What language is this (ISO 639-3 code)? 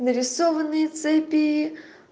rus